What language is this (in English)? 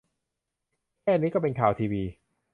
Thai